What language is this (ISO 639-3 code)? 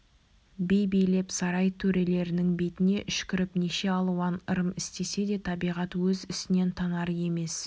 kaz